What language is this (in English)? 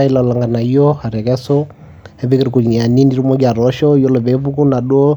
Masai